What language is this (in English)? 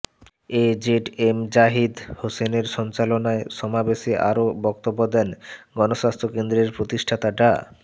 Bangla